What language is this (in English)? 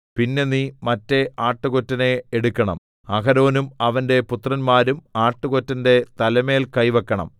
Malayalam